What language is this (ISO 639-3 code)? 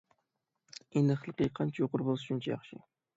uig